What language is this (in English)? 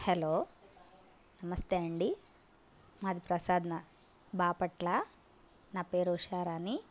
Telugu